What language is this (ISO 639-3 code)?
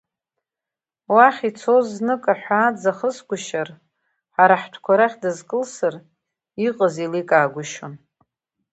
abk